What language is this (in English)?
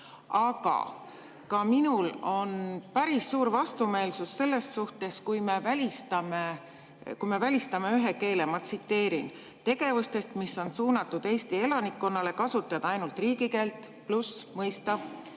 Estonian